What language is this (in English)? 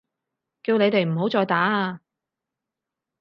Cantonese